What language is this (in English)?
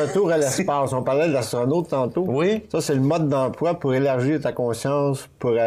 French